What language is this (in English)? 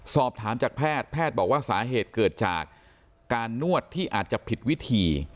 Thai